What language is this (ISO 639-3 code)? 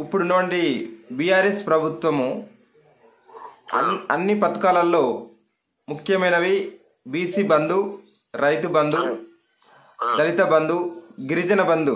ron